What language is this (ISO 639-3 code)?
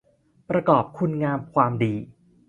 tha